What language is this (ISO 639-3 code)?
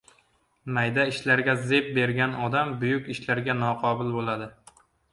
uzb